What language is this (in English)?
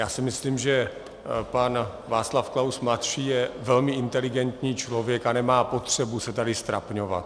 Czech